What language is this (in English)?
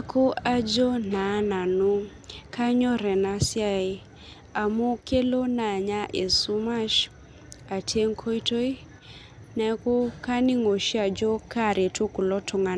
Masai